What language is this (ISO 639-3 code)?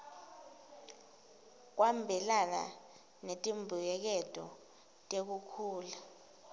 ssw